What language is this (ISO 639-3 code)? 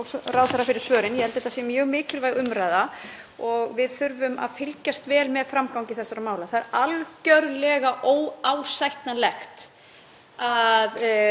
isl